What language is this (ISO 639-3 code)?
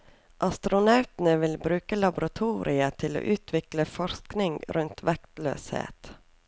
nor